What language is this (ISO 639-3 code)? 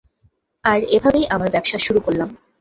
ben